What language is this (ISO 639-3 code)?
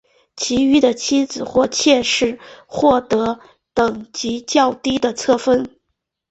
zho